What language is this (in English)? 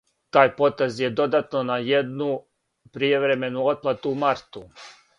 Serbian